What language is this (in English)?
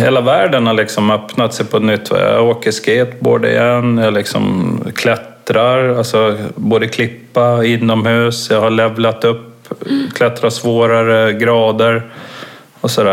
Swedish